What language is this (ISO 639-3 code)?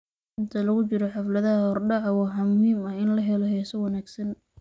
som